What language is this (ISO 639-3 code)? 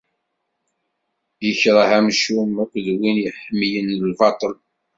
kab